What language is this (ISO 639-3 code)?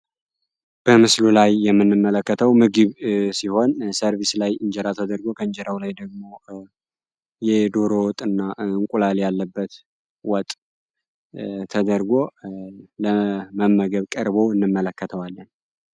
amh